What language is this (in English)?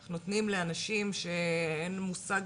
Hebrew